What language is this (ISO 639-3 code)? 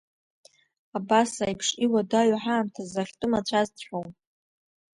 abk